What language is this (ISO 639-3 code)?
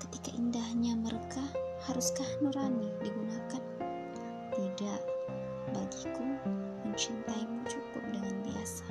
ind